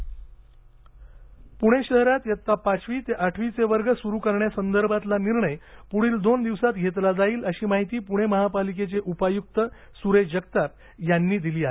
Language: Marathi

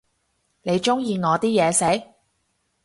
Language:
Cantonese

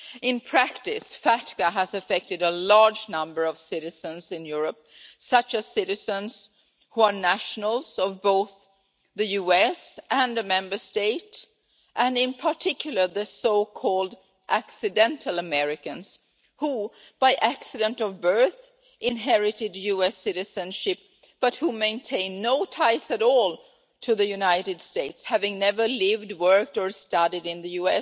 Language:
English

